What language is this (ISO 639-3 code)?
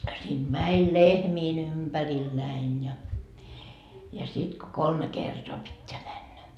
fin